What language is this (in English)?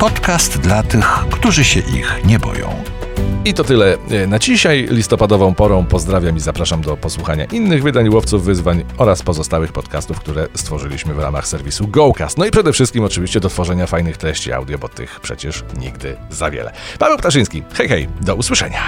Polish